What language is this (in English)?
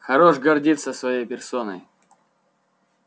Russian